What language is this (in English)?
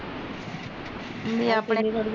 Punjabi